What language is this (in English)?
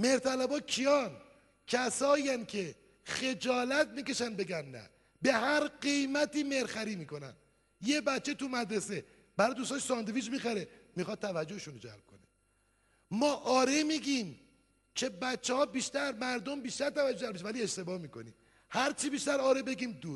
Persian